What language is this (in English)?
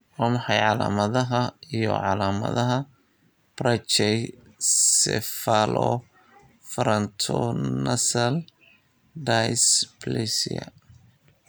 Somali